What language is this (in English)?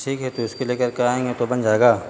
Urdu